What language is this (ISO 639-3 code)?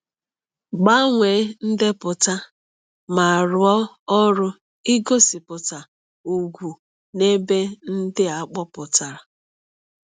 ibo